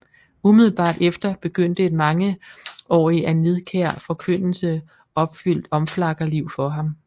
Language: Danish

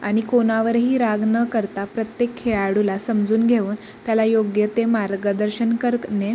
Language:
Marathi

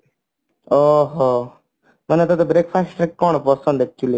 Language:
Odia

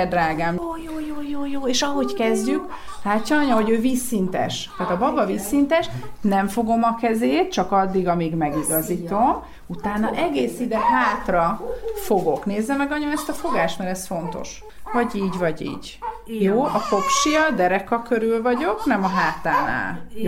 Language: Hungarian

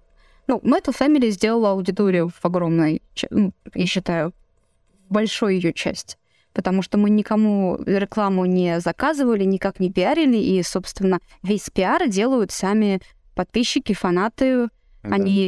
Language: Russian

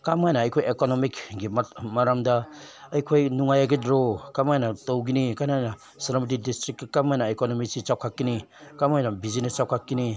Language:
Manipuri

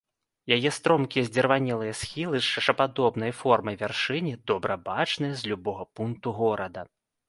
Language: Belarusian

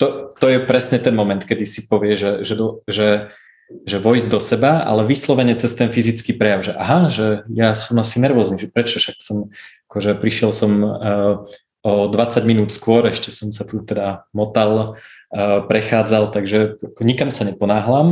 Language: Slovak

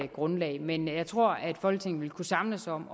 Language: Danish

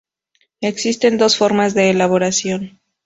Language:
Spanish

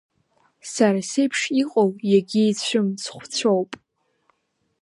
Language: Abkhazian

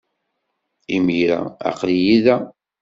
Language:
Kabyle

